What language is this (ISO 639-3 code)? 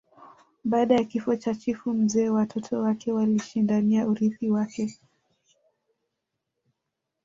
swa